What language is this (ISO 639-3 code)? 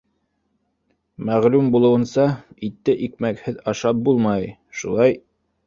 bak